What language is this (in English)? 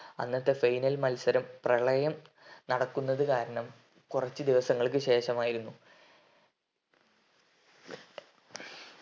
Malayalam